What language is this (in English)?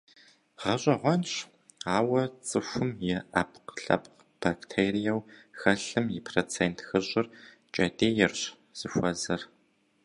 Kabardian